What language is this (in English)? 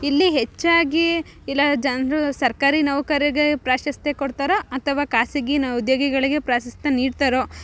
Kannada